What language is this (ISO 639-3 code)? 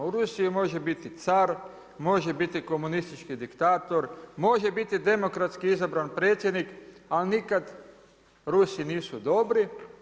hrv